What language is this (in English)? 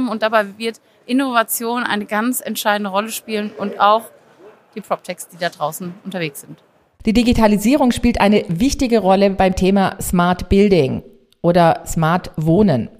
German